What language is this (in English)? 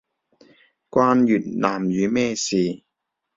Cantonese